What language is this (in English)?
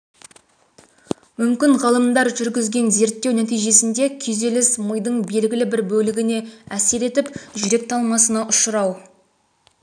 Kazakh